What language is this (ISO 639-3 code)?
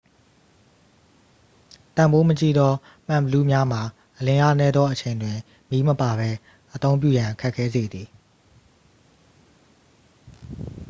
mya